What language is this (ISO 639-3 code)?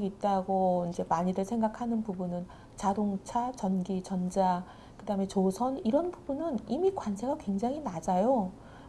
kor